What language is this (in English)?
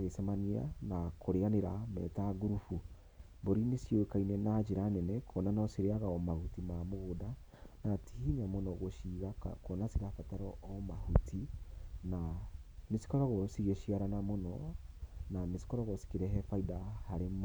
Kikuyu